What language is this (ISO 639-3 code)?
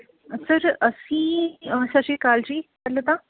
pan